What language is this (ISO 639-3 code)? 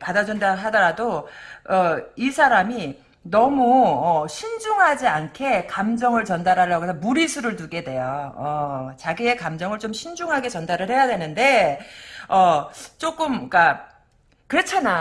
kor